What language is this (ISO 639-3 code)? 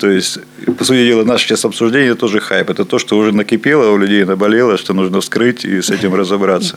rus